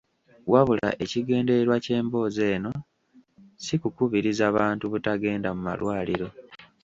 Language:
Ganda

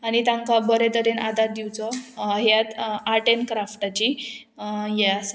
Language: Konkani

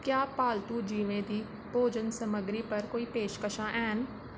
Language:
Dogri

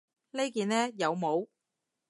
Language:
Cantonese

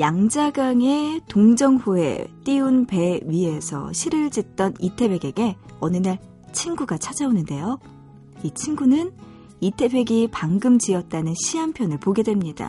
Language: Korean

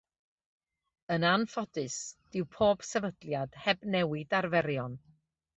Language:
Welsh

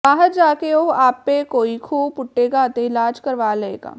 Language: Punjabi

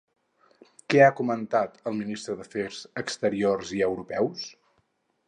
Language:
Catalan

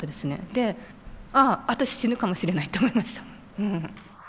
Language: Japanese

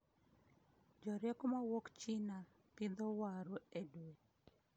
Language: Luo (Kenya and Tanzania)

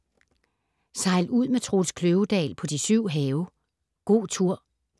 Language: Danish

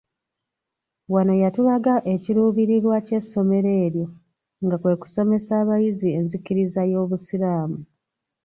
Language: Ganda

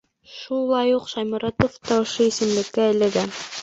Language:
Bashkir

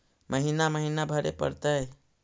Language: Magahi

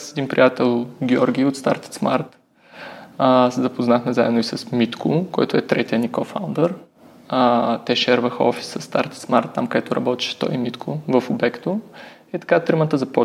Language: Bulgarian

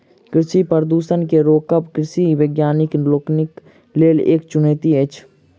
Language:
Maithili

